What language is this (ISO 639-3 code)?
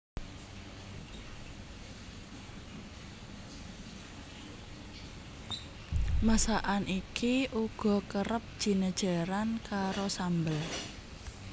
jav